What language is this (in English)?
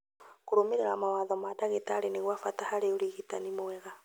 Kikuyu